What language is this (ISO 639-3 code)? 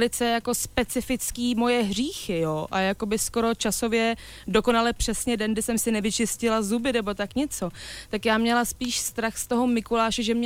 ces